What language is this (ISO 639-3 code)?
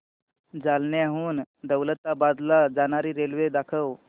mar